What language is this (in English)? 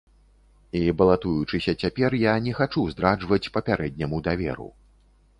Belarusian